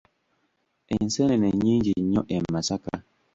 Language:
Ganda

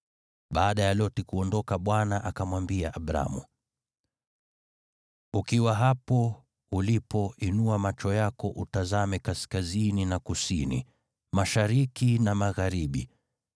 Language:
Swahili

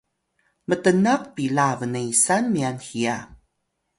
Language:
Atayal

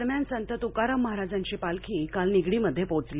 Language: Marathi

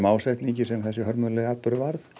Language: Icelandic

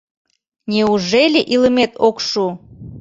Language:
Mari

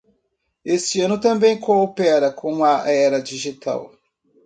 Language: Portuguese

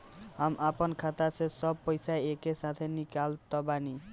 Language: Bhojpuri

